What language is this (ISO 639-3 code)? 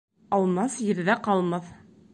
bak